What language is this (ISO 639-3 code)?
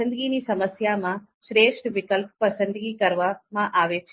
guj